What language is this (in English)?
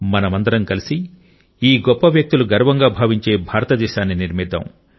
Telugu